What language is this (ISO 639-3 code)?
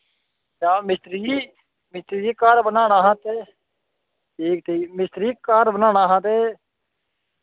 doi